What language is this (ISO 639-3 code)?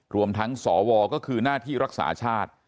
tha